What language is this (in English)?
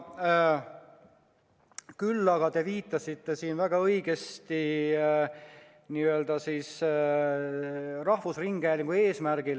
Estonian